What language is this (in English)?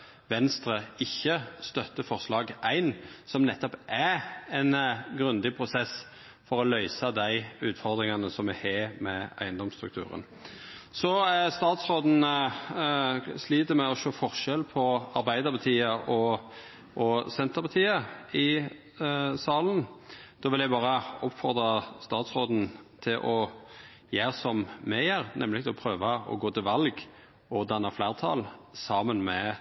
Norwegian Nynorsk